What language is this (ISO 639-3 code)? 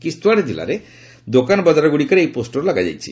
ori